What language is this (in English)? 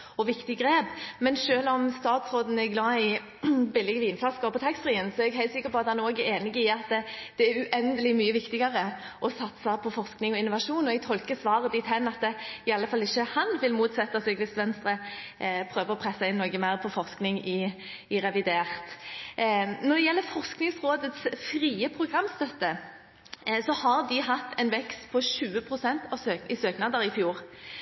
Norwegian Bokmål